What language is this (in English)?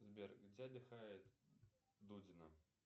Russian